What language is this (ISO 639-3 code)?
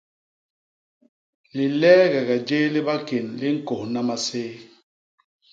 bas